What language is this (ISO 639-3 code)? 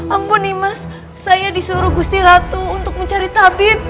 ind